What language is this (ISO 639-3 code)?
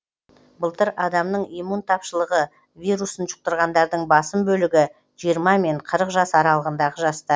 kaz